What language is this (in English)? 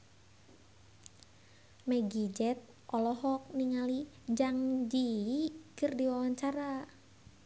Sundanese